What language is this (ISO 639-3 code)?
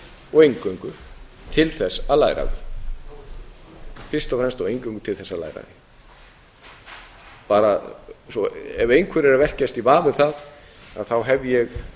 isl